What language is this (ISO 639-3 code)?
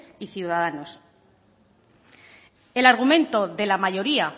spa